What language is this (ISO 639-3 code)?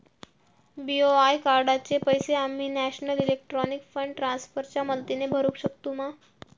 mar